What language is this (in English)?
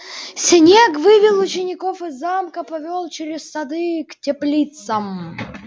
Russian